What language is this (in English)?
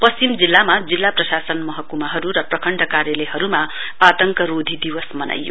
Nepali